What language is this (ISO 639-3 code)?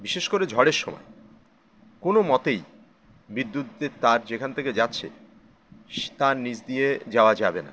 ben